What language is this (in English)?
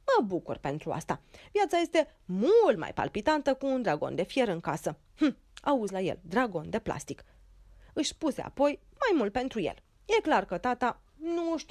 Romanian